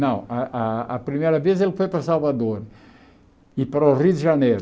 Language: Portuguese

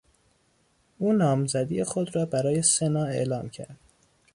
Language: Persian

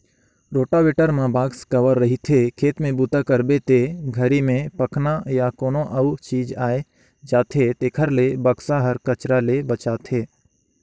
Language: Chhattisgarhi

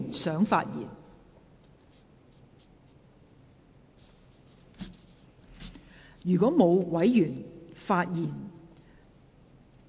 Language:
Cantonese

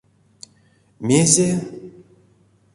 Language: Erzya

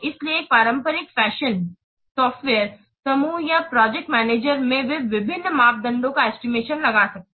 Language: Hindi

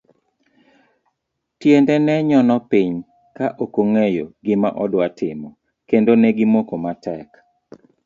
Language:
Luo (Kenya and Tanzania)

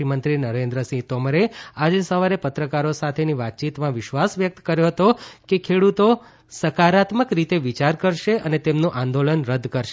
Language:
Gujarati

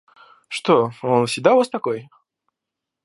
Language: Russian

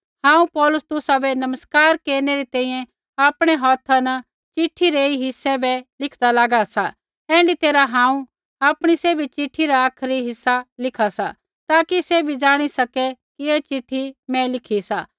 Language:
Kullu Pahari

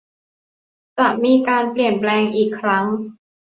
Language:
Thai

